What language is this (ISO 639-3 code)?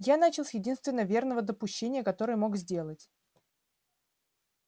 rus